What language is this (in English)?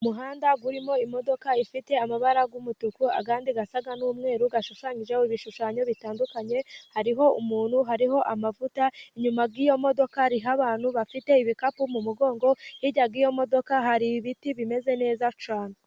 Kinyarwanda